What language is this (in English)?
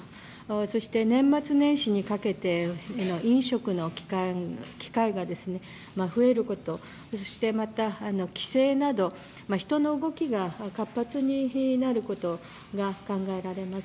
Japanese